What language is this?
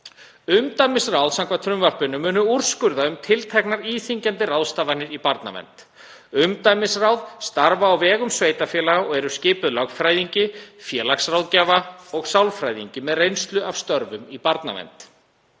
Icelandic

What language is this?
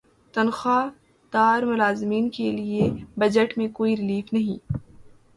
Urdu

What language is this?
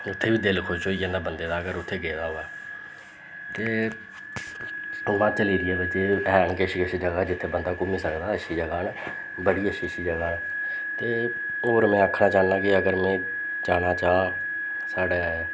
Dogri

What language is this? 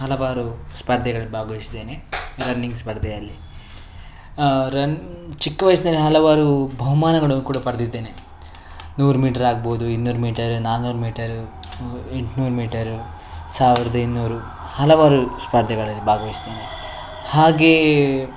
Kannada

